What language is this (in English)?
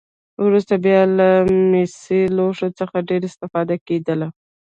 Pashto